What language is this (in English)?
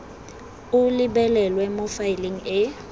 Tswana